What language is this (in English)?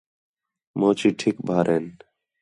Khetrani